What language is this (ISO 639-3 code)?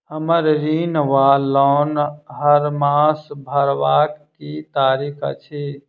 mai